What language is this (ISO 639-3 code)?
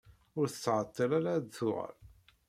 kab